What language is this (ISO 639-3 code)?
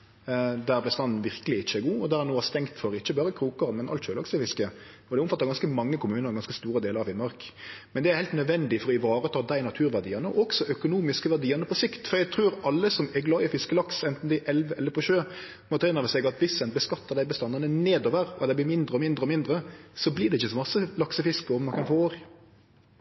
nno